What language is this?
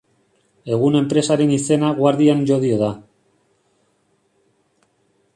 Basque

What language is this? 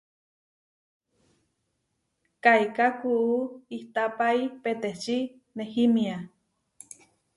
Huarijio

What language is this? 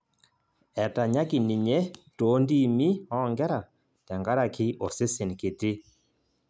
Masai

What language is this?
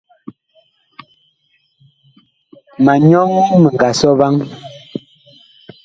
Bakoko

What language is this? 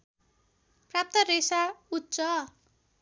Nepali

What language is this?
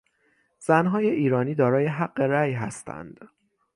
Persian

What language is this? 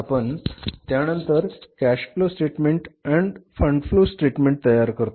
Marathi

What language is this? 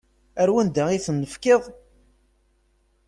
Kabyle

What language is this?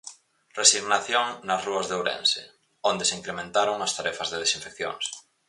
Galician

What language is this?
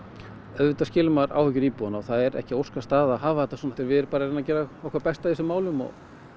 Icelandic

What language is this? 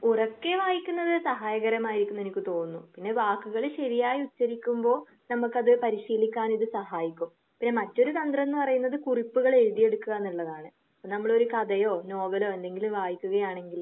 Malayalam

